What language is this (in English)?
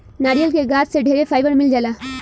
Bhojpuri